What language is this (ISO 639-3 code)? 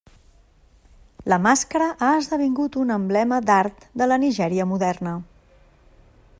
cat